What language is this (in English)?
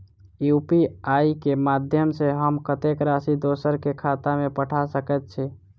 Maithili